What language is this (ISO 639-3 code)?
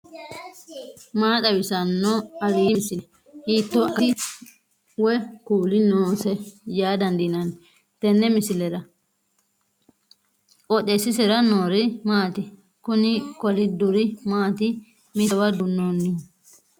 sid